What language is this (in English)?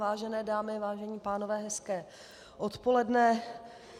Czech